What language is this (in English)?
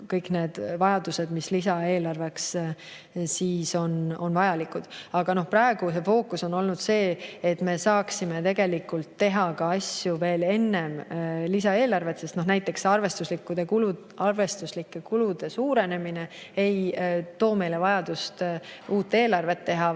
Estonian